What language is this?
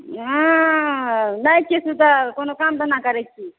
Maithili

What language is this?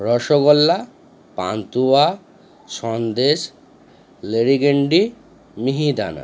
Bangla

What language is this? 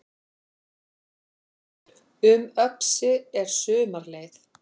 Icelandic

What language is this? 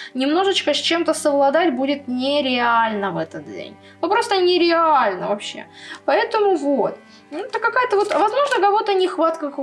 Russian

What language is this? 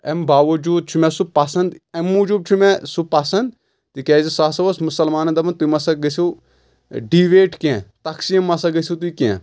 Kashmiri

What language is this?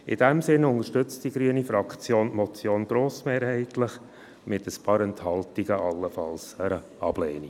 Swiss German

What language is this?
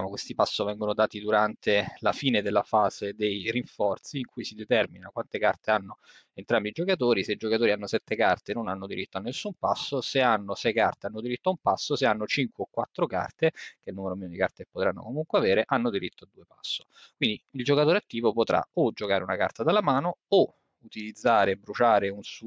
Italian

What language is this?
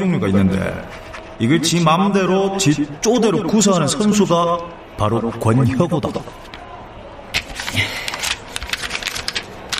Korean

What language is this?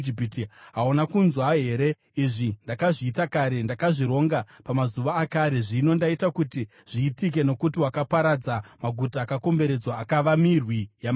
Shona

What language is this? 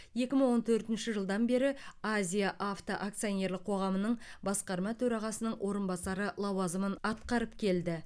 Kazakh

